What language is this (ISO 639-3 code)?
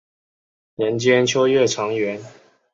zho